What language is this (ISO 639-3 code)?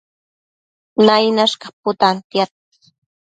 mcf